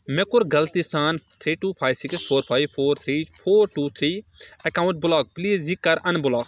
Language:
Kashmiri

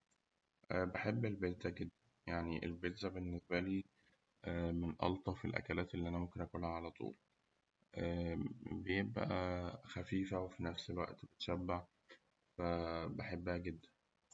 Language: Egyptian Arabic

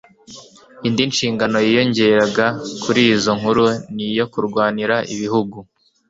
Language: Kinyarwanda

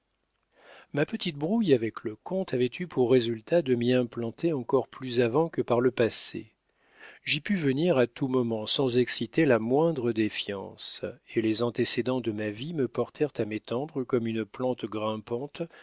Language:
French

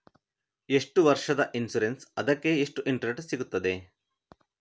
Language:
Kannada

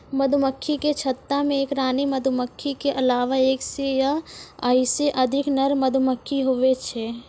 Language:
Maithili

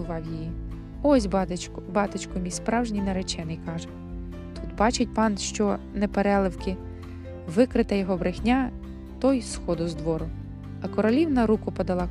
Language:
Ukrainian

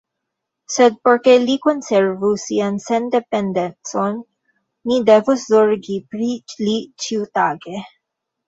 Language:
Esperanto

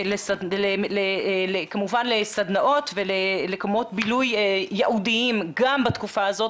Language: Hebrew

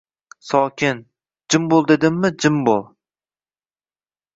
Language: Uzbek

